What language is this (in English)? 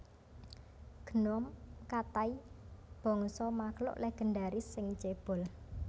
Javanese